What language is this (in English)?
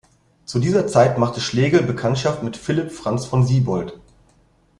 German